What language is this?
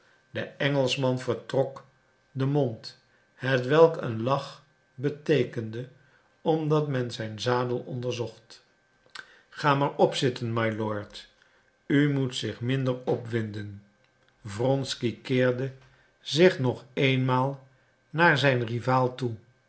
Dutch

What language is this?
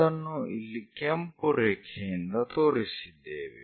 Kannada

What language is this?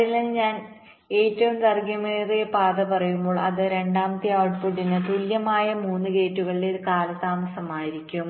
Malayalam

